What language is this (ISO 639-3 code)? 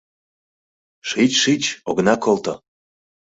chm